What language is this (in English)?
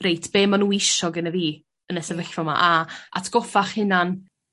Welsh